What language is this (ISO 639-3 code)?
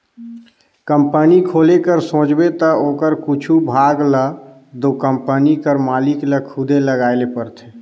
hne